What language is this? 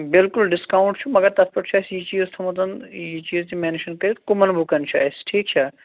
Kashmiri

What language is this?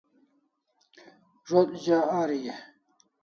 Kalasha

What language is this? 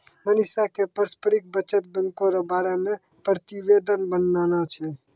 Maithili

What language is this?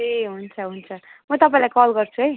Nepali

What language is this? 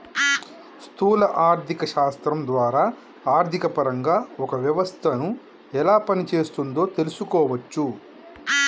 Telugu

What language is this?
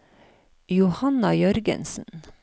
Norwegian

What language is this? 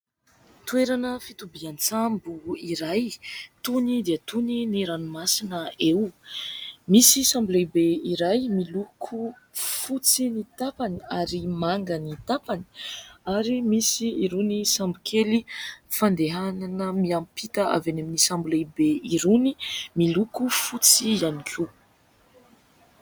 Malagasy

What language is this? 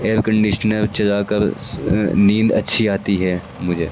Urdu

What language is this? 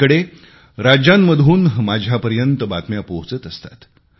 Marathi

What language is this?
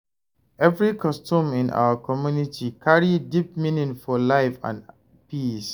Nigerian Pidgin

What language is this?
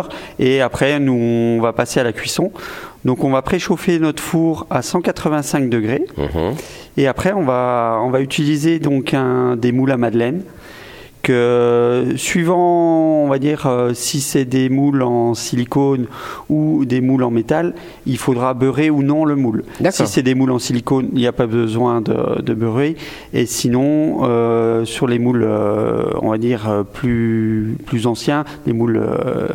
French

